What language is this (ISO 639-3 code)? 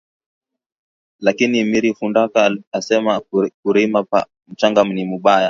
swa